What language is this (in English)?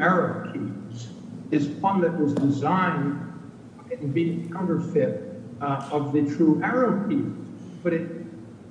English